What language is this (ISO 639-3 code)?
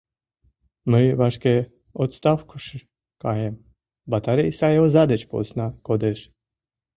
chm